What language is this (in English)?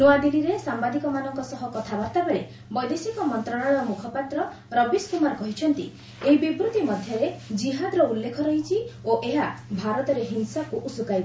Odia